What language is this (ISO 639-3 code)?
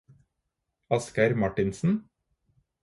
nob